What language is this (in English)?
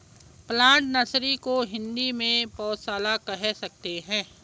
Hindi